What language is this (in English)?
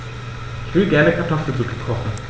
German